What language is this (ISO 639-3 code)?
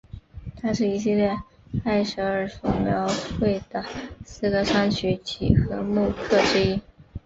zho